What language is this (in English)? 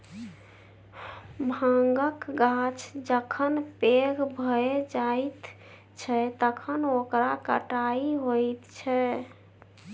Maithili